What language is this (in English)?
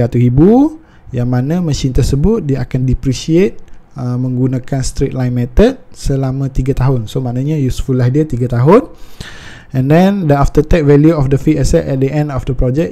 Malay